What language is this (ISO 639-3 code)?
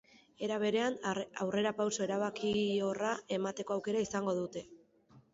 eus